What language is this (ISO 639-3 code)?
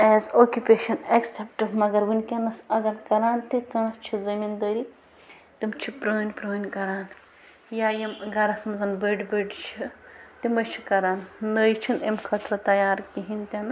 kas